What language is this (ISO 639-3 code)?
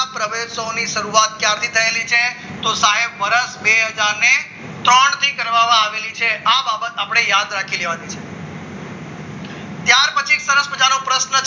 guj